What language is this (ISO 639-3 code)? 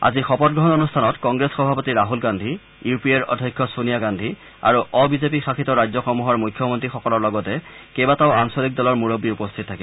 asm